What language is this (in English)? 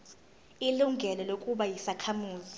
Zulu